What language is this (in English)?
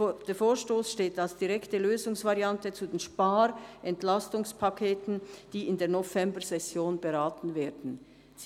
Swiss German